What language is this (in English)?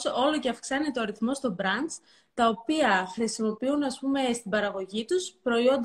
Greek